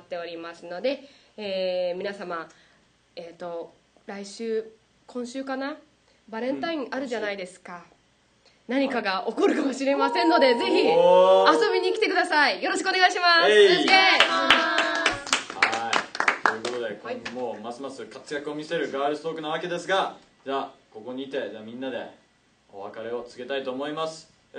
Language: Japanese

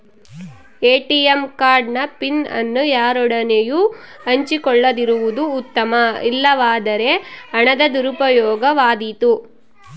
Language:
Kannada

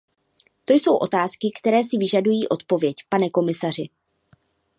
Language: Czech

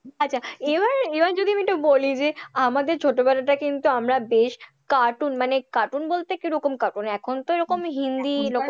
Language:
Bangla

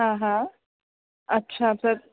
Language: Sindhi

